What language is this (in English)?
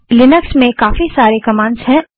Hindi